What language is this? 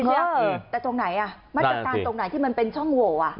Thai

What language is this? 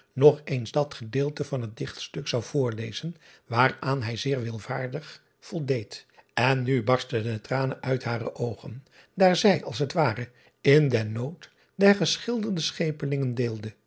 Dutch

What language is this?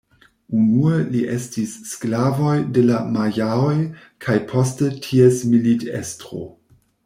Esperanto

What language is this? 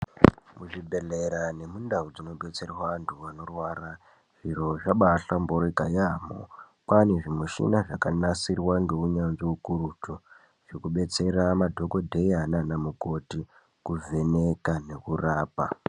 Ndau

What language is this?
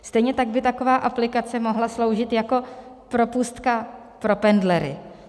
Czech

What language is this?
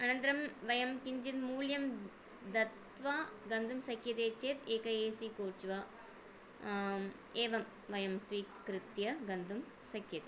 Sanskrit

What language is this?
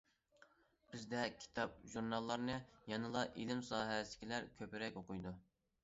Uyghur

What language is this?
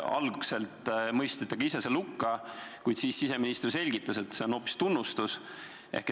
Estonian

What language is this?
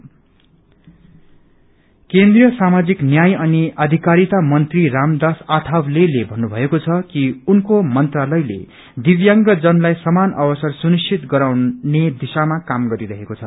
Nepali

